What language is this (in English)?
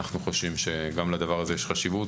Hebrew